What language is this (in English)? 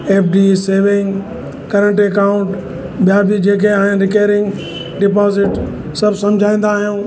Sindhi